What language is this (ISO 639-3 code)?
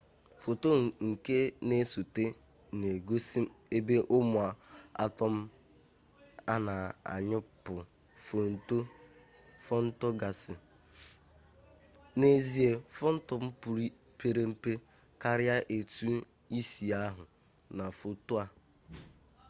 ibo